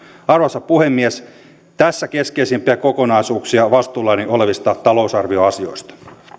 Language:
Finnish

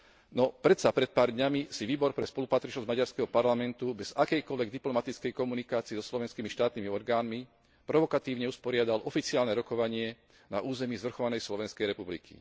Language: Slovak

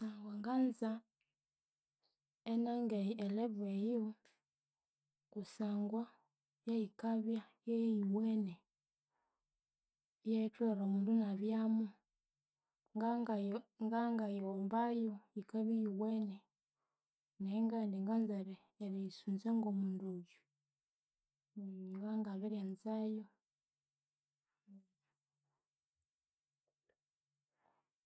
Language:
Konzo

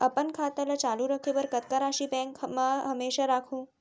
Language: Chhattisgarhi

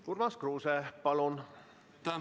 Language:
Estonian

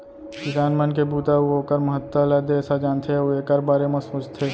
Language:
Chhattisgarhi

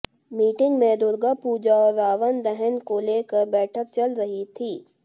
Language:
Hindi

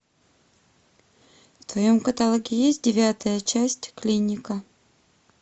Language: Russian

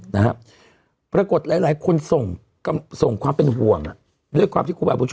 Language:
Thai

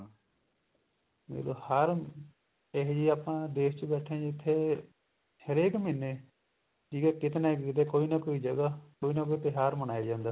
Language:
Punjabi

